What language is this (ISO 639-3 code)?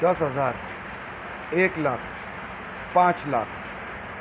urd